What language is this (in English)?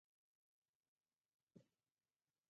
Pashto